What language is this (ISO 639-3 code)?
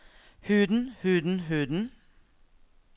nor